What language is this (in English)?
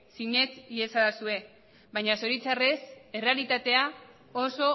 Basque